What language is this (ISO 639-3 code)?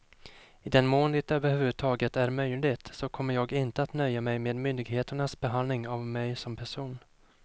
swe